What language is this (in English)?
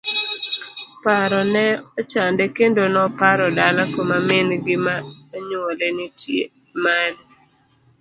Luo (Kenya and Tanzania)